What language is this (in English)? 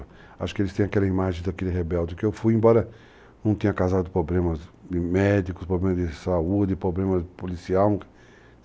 Portuguese